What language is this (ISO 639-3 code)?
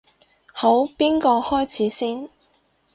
yue